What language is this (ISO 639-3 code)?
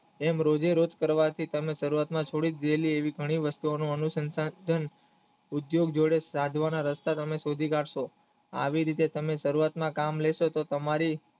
guj